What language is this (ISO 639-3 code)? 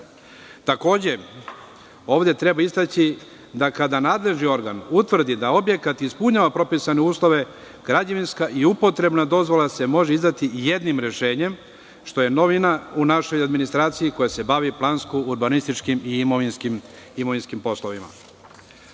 srp